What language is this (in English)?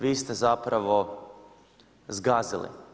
Croatian